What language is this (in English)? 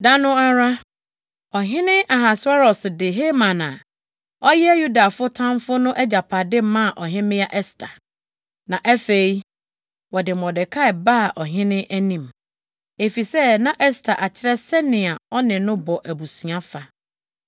Akan